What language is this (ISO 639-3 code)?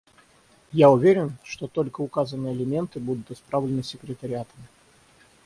rus